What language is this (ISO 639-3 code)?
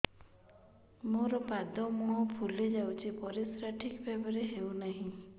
ori